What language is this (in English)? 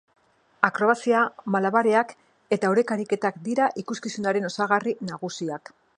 Basque